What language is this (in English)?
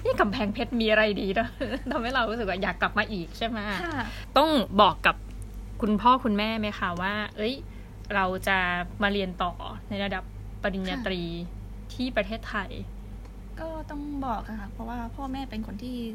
Thai